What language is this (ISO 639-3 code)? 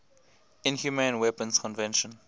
eng